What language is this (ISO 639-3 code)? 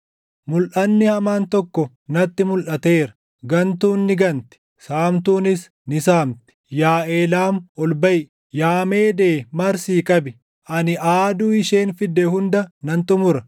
orm